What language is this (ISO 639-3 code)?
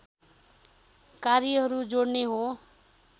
nep